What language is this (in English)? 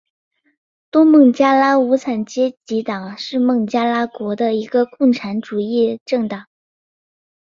Chinese